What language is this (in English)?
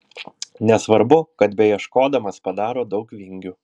Lithuanian